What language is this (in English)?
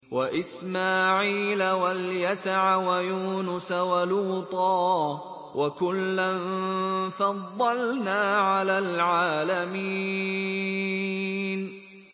Arabic